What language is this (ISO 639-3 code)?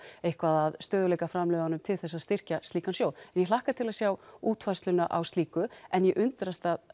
isl